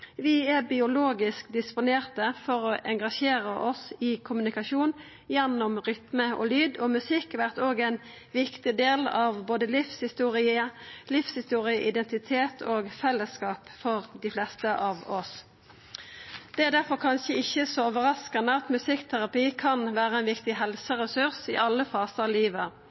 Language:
Norwegian Nynorsk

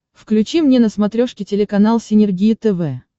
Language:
Russian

